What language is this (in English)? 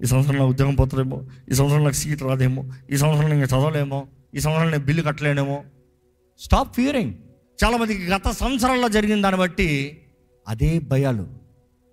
Telugu